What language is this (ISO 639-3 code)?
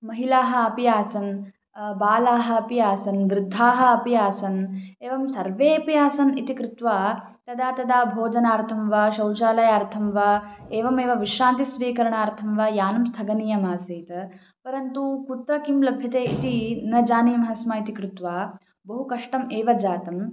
san